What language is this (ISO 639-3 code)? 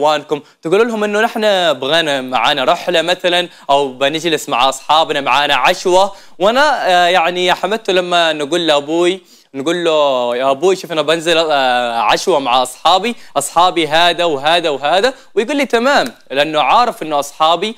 ara